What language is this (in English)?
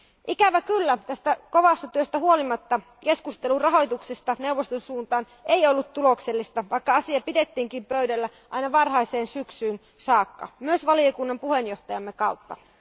Finnish